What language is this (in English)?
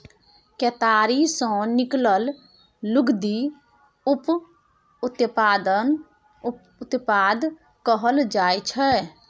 Maithili